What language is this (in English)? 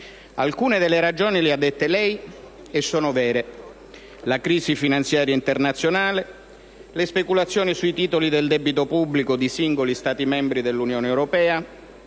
Italian